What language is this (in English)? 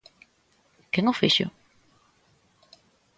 Galician